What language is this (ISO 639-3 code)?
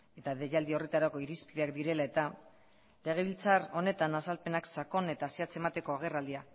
eus